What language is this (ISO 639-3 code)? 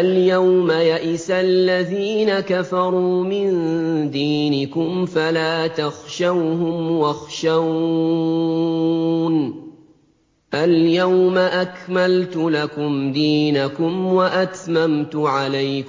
ara